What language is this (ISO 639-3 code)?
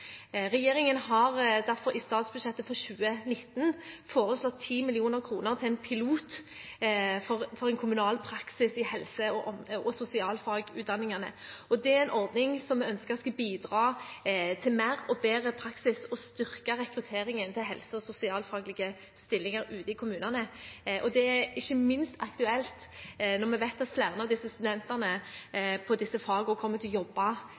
nob